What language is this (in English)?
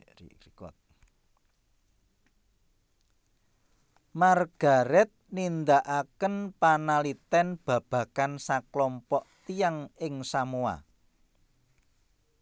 Javanese